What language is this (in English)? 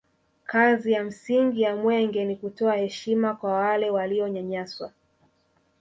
Swahili